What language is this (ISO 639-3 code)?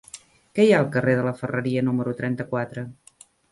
cat